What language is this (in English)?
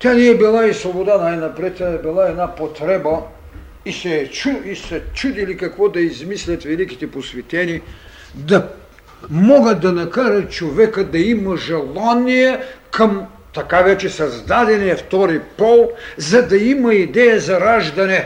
Bulgarian